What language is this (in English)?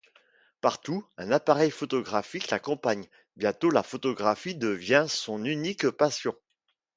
French